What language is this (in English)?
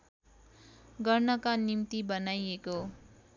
Nepali